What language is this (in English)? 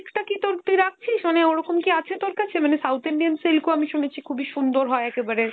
Bangla